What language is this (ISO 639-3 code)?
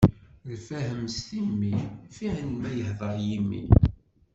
kab